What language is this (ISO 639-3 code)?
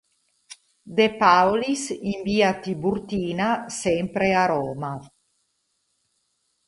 ita